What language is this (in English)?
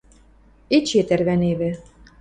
Western Mari